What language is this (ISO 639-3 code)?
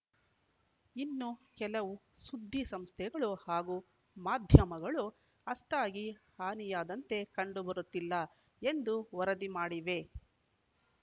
kan